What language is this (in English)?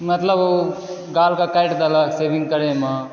Maithili